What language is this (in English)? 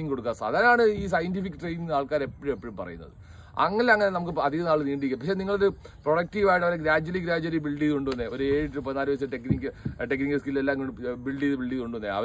Malayalam